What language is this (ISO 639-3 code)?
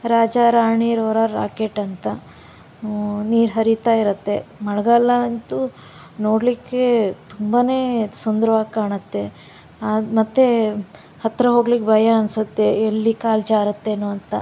kan